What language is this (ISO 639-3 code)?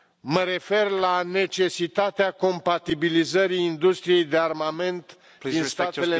ron